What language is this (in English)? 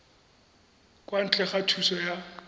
Tswana